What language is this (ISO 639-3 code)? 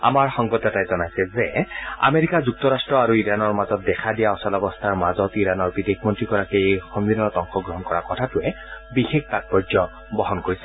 asm